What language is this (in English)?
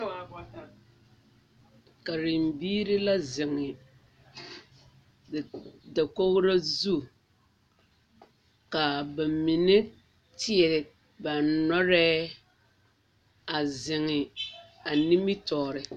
Southern Dagaare